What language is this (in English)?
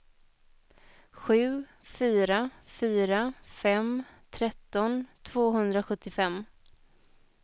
Swedish